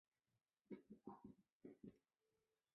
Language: Chinese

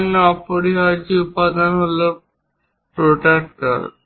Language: Bangla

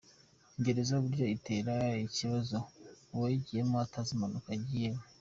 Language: Kinyarwanda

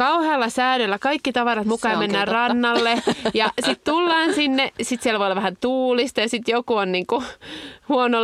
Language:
Finnish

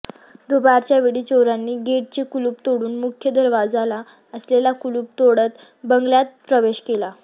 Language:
Marathi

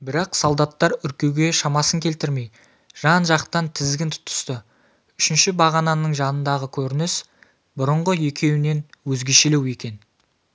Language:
Kazakh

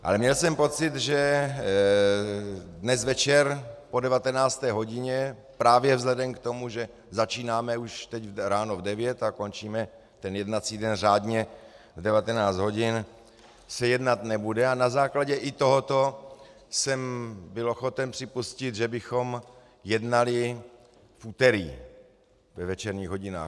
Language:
Czech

